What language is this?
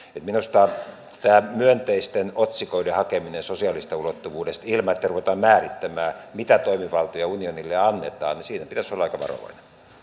Finnish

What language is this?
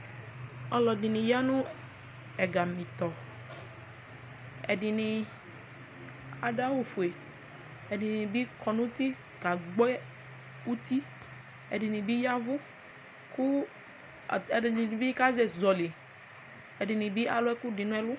Ikposo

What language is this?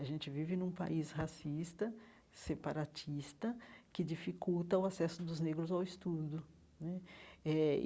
Portuguese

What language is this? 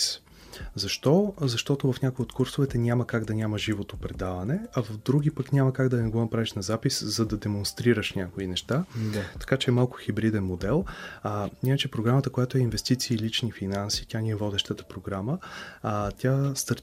Bulgarian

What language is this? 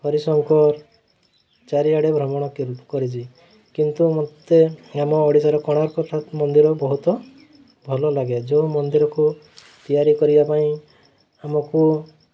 Odia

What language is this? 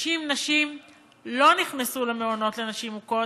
Hebrew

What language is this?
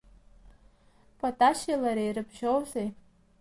Abkhazian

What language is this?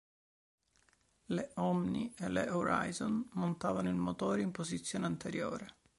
Italian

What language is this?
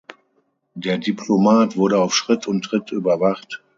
German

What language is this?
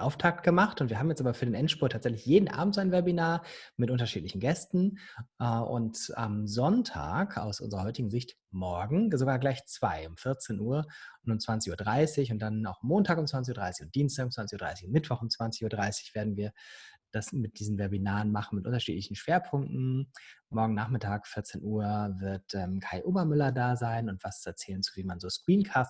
German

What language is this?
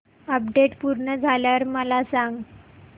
Marathi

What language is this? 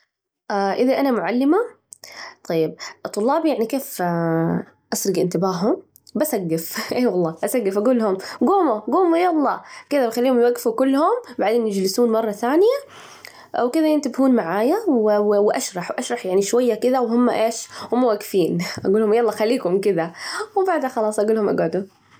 Najdi Arabic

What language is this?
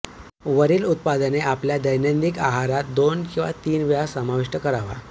Marathi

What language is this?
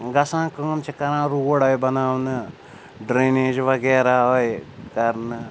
Kashmiri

